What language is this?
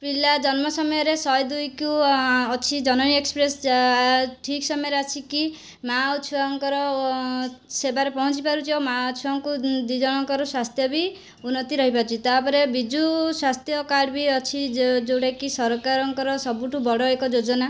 Odia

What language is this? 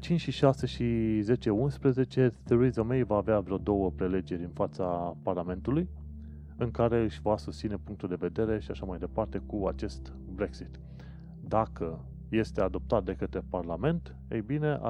Romanian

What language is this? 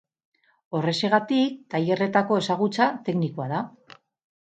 Basque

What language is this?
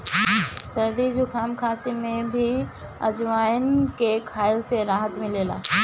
Bhojpuri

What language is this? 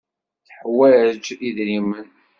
Kabyle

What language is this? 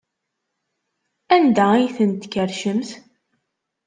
Kabyle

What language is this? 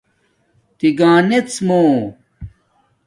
Domaaki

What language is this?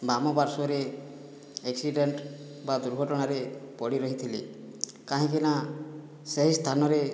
Odia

